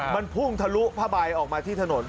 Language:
Thai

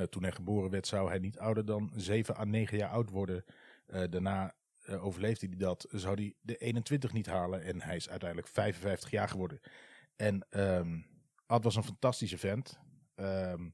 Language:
Dutch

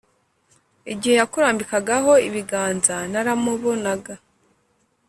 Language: Kinyarwanda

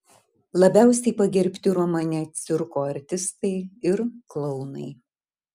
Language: Lithuanian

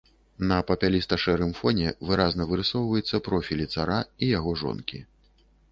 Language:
Belarusian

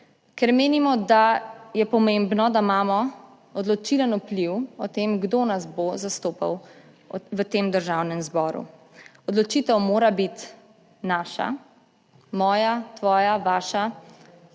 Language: Slovenian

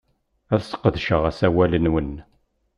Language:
Kabyle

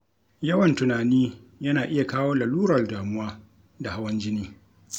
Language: Hausa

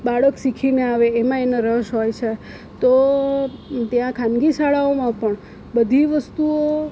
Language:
Gujarati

